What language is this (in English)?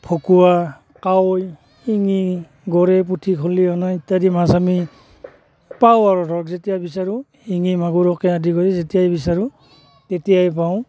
Assamese